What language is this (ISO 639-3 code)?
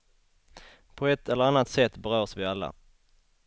swe